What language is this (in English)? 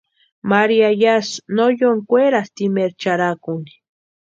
Western Highland Purepecha